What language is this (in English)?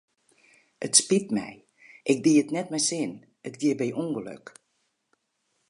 Western Frisian